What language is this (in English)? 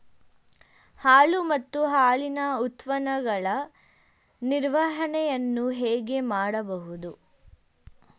Kannada